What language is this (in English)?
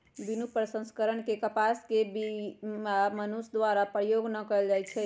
Magahi